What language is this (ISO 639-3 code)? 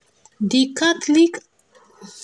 pcm